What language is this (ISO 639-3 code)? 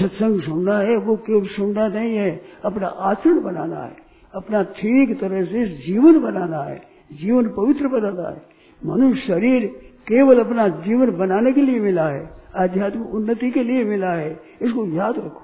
hin